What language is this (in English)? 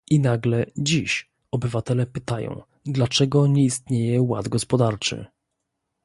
Polish